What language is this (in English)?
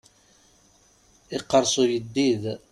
Kabyle